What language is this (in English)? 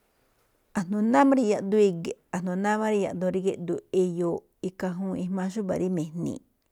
Malinaltepec Me'phaa